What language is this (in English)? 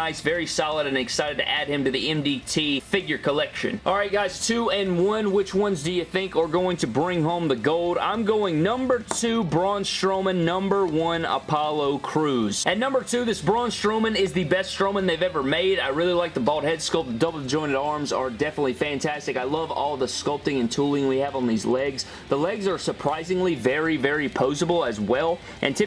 English